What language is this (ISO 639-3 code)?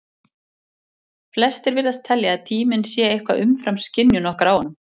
isl